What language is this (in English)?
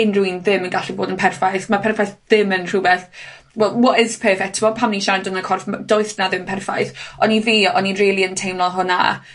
Welsh